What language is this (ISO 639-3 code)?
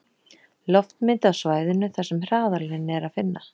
isl